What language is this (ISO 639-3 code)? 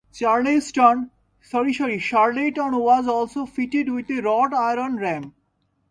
eng